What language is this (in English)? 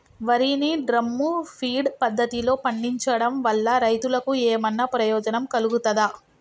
Telugu